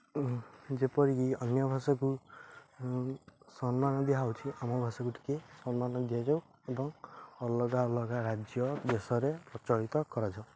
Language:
Odia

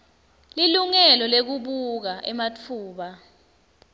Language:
Swati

